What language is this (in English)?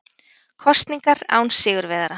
Icelandic